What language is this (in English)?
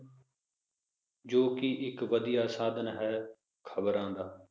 Punjabi